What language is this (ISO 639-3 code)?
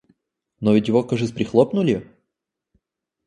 rus